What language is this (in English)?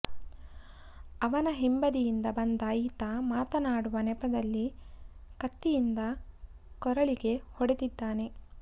Kannada